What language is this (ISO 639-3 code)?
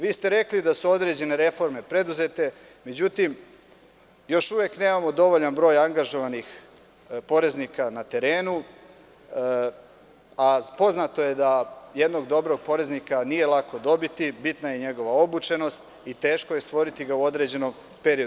srp